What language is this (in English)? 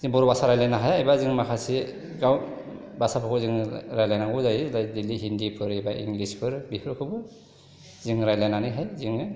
Bodo